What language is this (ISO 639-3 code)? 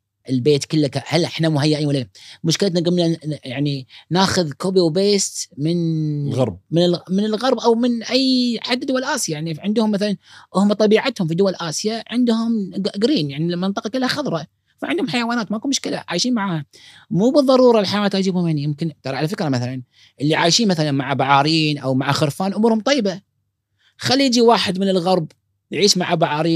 ara